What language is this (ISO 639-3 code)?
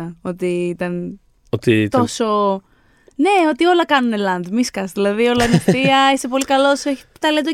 ell